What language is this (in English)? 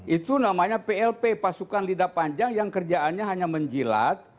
Indonesian